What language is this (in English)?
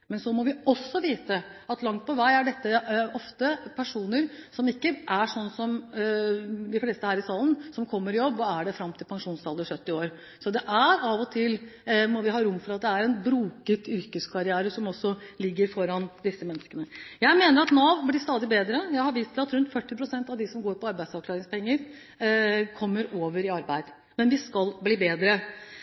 Norwegian Bokmål